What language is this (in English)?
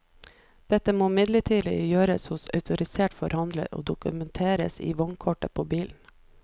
Norwegian